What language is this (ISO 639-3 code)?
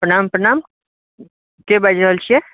mai